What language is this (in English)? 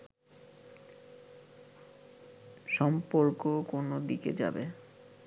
Bangla